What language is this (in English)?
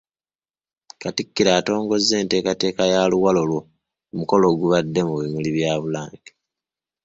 Ganda